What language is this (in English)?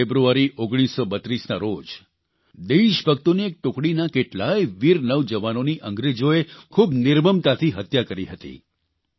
Gujarati